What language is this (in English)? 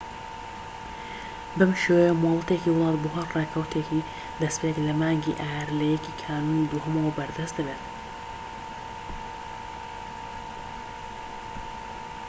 Central Kurdish